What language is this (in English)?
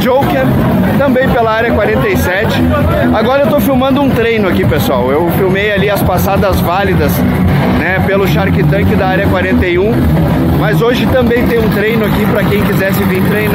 Portuguese